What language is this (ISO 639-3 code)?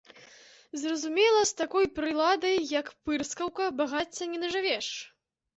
bel